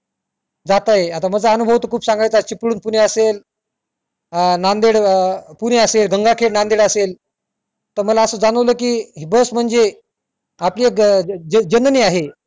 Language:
Marathi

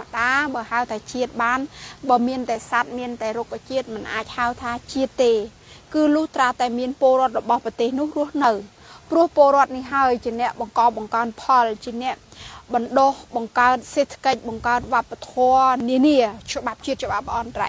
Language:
Thai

